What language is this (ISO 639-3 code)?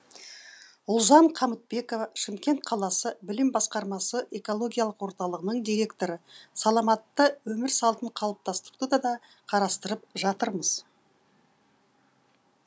kaz